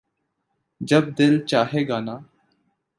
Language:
Urdu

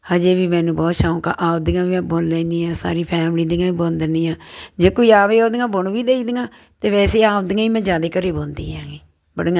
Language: Punjabi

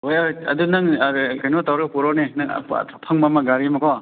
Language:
Manipuri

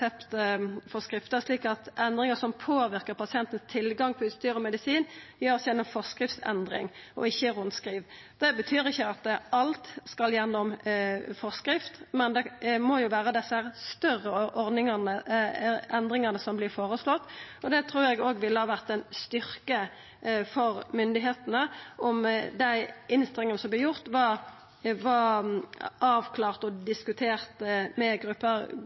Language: Norwegian Nynorsk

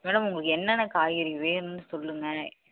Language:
Tamil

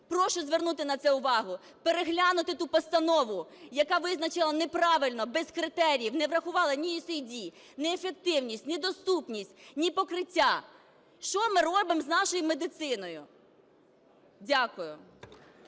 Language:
Ukrainian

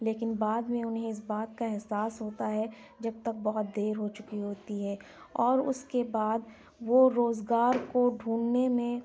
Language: Urdu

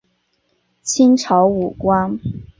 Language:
Chinese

